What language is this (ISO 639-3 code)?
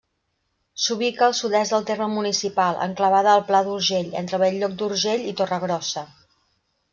cat